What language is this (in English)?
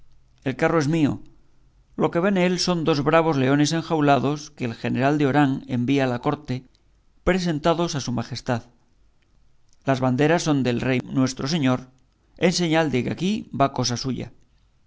Spanish